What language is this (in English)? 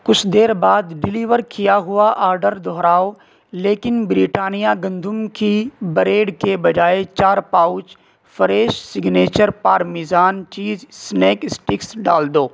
Urdu